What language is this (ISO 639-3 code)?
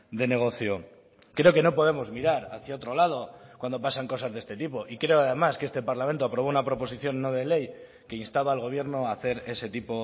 spa